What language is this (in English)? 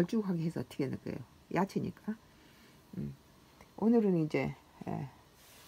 Korean